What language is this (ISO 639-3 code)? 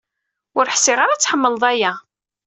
kab